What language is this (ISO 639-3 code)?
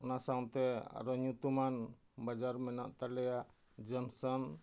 sat